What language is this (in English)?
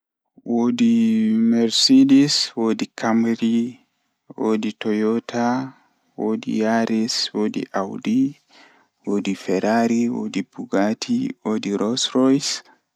Fula